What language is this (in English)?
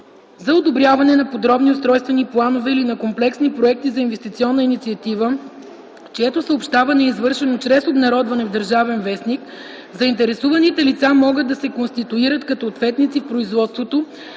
Bulgarian